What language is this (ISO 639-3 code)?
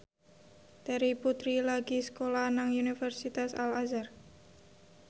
jav